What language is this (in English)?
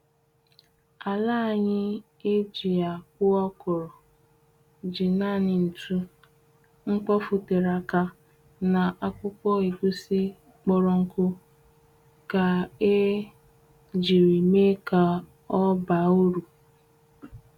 Igbo